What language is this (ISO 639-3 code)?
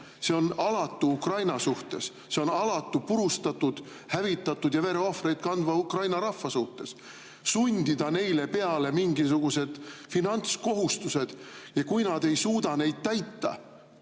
est